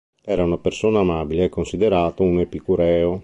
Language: Italian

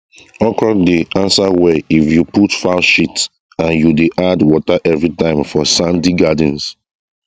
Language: Nigerian Pidgin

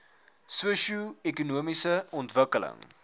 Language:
Afrikaans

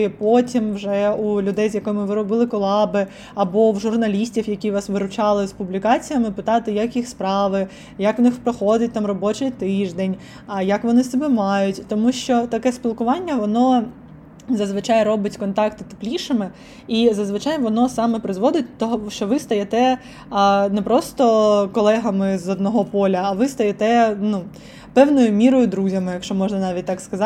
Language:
Ukrainian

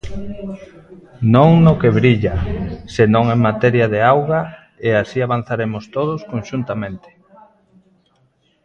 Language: Galician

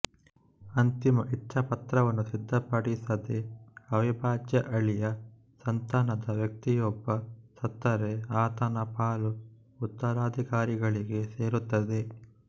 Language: Kannada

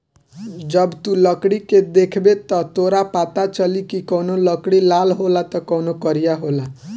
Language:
Bhojpuri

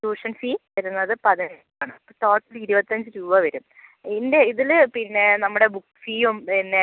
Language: Malayalam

